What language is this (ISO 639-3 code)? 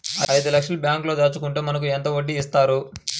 tel